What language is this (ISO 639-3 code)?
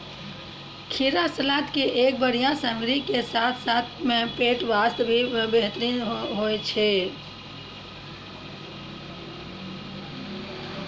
mai